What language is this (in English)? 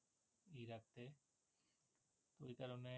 Bangla